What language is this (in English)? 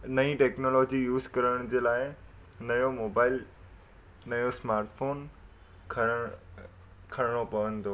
Sindhi